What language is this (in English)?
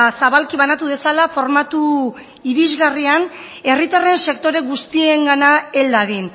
Basque